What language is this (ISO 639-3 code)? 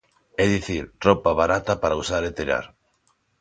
glg